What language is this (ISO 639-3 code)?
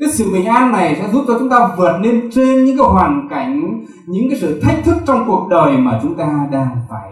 vie